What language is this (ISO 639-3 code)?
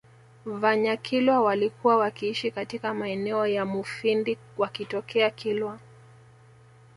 swa